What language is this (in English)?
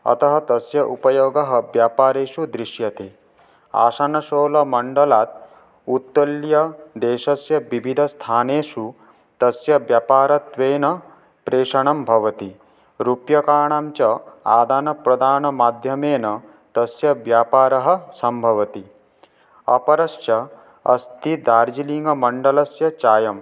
Sanskrit